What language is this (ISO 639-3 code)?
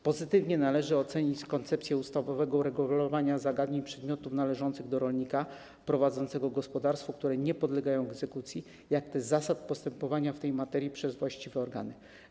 pol